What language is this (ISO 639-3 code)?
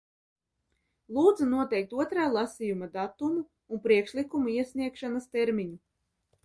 lav